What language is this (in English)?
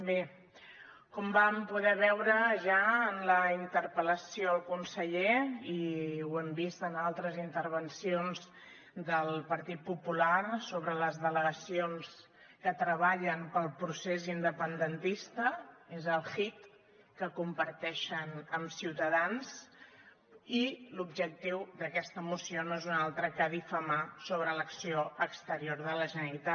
Catalan